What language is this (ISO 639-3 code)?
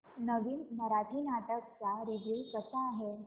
mar